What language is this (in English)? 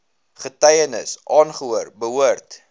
Afrikaans